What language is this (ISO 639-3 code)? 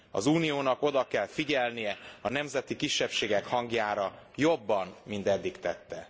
hun